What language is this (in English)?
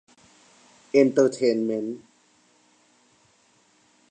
Thai